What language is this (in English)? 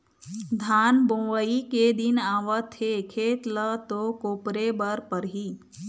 Chhattisgarhi